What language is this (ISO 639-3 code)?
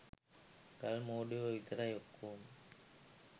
sin